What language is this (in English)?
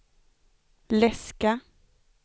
Swedish